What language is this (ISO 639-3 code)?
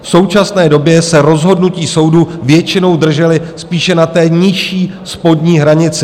ces